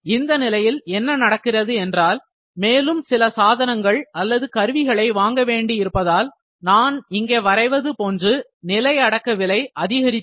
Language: Tamil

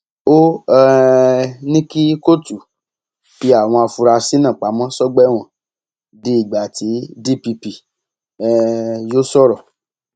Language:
Yoruba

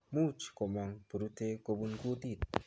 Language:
Kalenjin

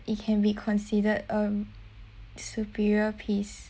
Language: English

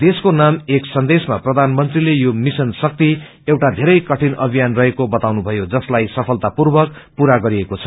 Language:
Nepali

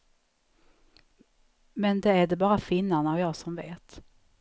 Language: Swedish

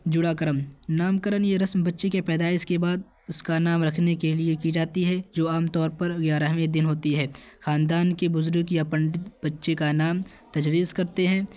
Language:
Urdu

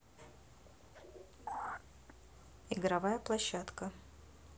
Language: Russian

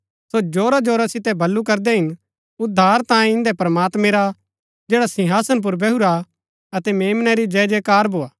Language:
Gaddi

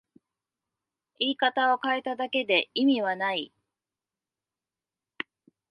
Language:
Japanese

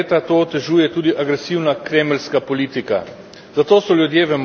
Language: Slovenian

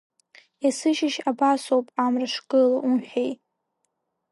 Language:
Abkhazian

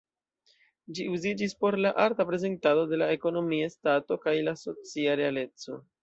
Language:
Esperanto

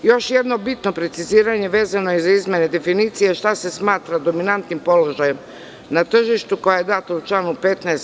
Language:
Serbian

